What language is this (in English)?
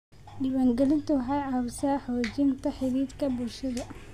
Somali